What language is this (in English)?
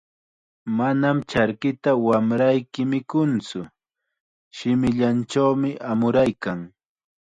Chiquián Ancash Quechua